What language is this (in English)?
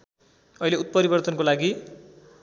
Nepali